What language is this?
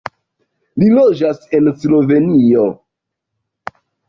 Esperanto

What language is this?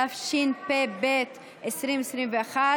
Hebrew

